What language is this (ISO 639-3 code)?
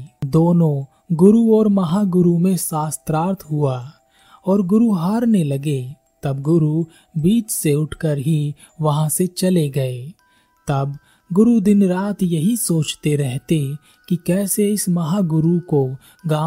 hin